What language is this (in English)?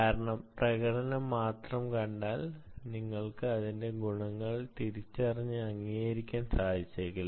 Malayalam